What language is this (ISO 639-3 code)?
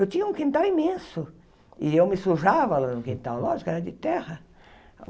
por